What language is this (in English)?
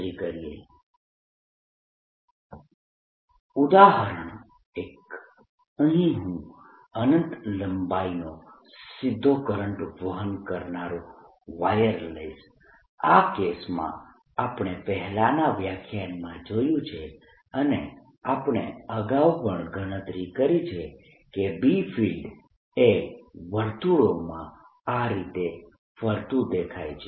Gujarati